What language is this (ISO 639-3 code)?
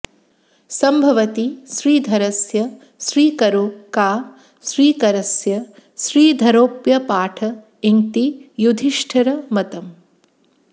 san